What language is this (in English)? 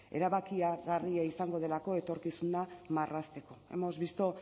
Basque